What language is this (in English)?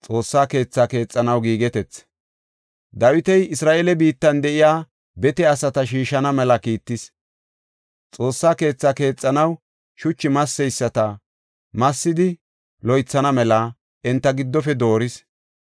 Gofa